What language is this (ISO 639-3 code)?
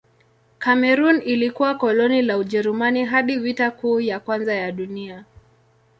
swa